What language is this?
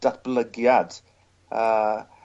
Welsh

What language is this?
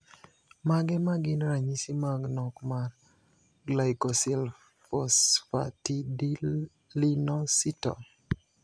Luo (Kenya and Tanzania)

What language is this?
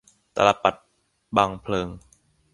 Thai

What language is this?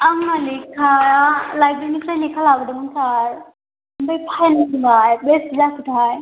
Bodo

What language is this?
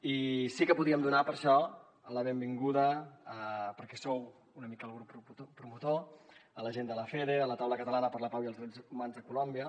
Catalan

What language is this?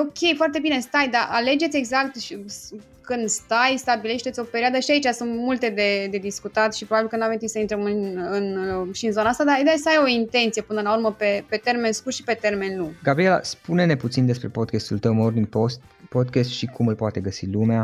Romanian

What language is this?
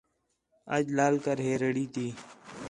Khetrani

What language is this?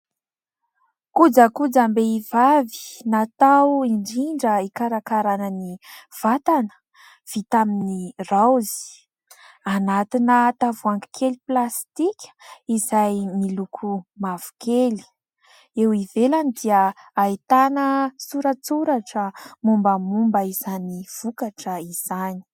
Malagasy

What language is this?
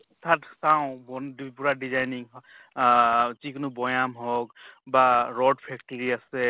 Assamese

